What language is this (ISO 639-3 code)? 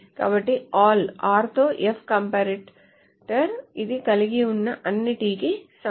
tel